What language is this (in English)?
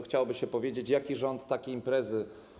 Polish